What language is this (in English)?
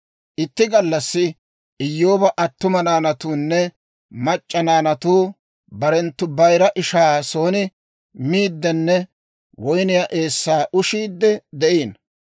Dawro